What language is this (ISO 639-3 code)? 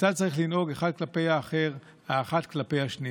heb